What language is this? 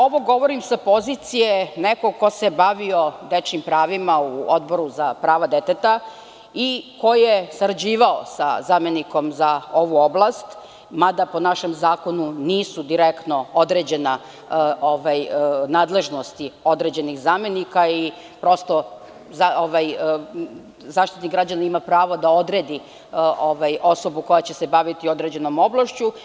Serbian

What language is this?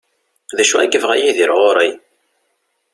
Kabyle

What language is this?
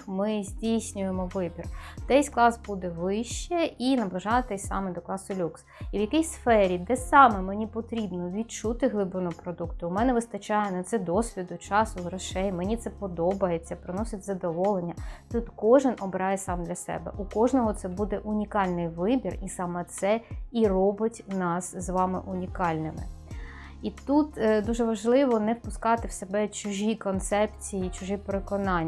Ukrainian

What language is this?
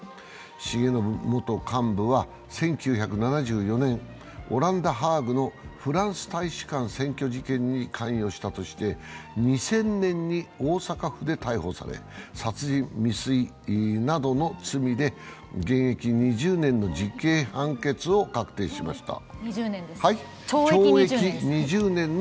Japanese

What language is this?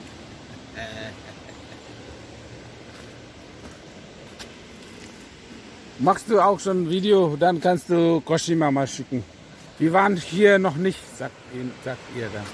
German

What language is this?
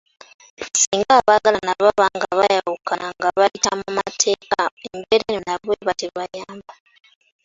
Ganda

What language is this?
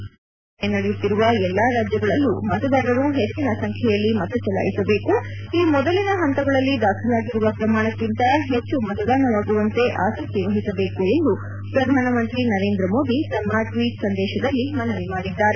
Kannada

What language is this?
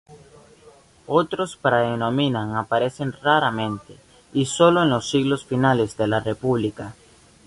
Spanish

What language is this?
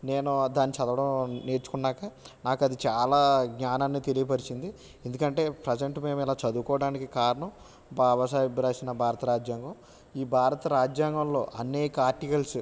Telugu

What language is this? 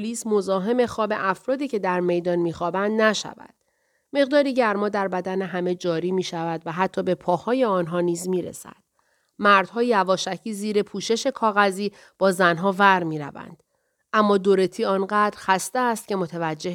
Persian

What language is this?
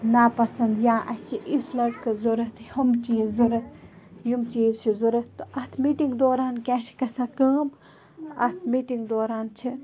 Kashmiri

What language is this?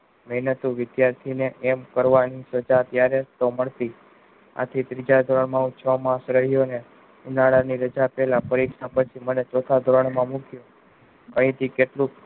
Gujarati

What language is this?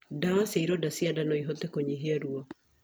Kikuyu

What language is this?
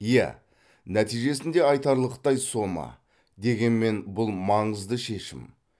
Kazakh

